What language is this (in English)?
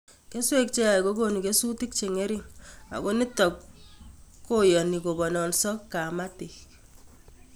Kalenjin